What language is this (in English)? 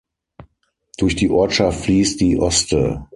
German